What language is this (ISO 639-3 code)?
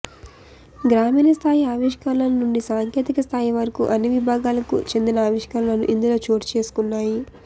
tel